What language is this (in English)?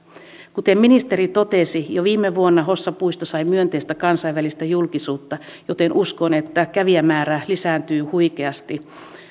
Finnish